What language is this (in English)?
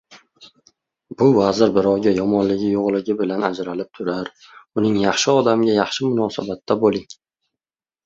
Uzbek